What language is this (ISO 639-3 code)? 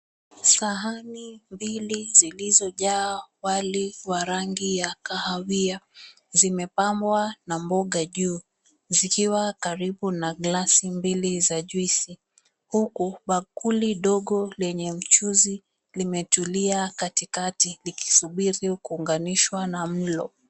swa